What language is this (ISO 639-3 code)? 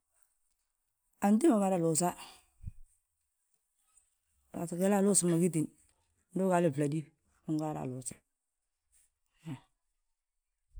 bjt